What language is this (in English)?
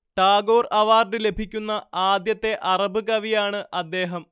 Malayalam